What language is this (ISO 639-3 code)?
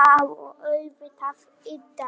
isl